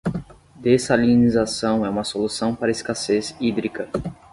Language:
Portuguese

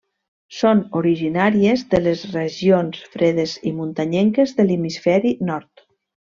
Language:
Catalan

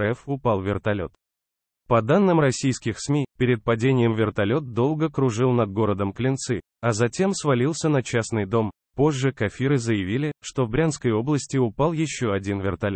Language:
Russian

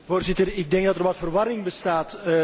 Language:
Dutch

